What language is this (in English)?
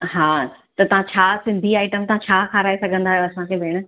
Sindhi